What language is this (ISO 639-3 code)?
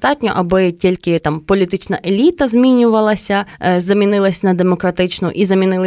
ukr